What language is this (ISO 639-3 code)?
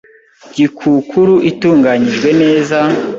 kin